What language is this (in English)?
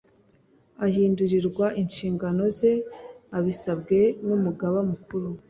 Kinyarwanda